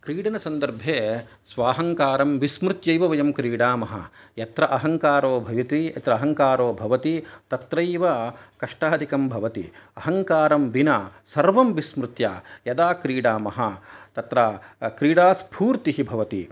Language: Sanskrit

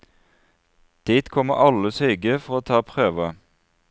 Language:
Norwegian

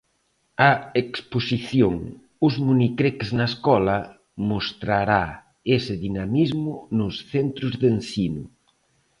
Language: Galician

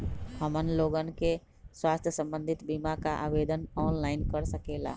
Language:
Magahi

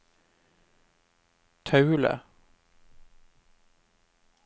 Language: Norwegian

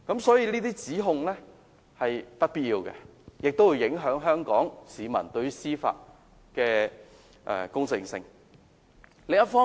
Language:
Cantonese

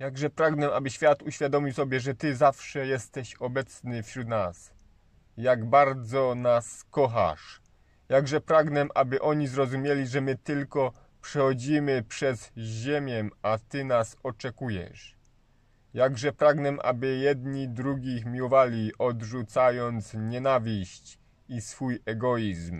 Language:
Polish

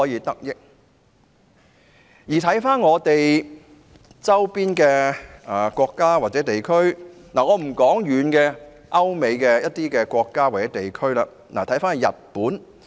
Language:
Cantonese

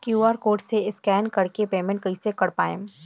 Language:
Bhojpuri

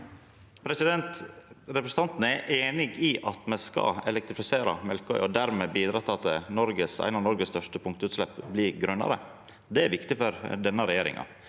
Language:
Norwegian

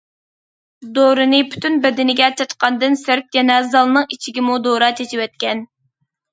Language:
Uyghur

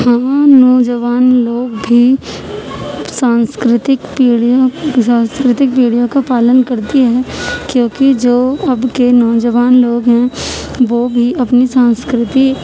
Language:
Urdu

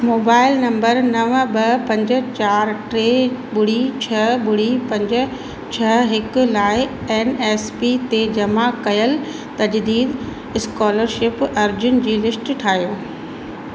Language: Sindhi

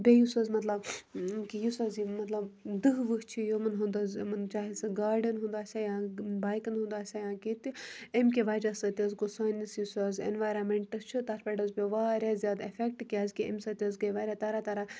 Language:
Kashmiri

